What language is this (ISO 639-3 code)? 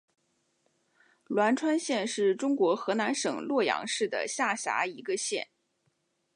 zho